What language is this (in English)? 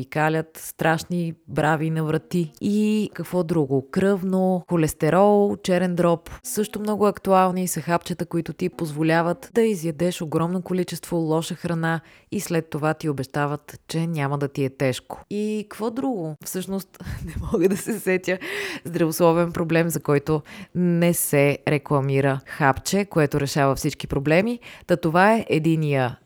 Bulgarian